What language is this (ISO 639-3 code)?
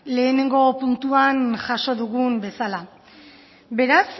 eus